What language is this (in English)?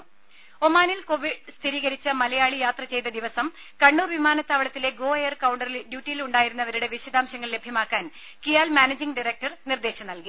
Malayalam